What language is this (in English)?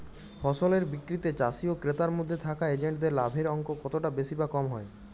Bangla